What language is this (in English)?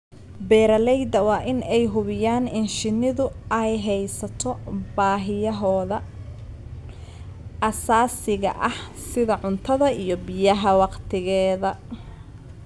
Somali